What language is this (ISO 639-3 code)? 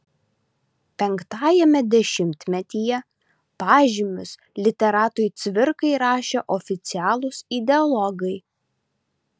lit